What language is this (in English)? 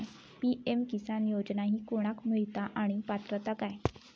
Marathi